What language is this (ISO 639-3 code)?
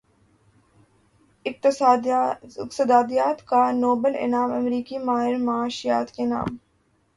urd